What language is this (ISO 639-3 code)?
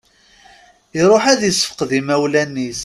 kab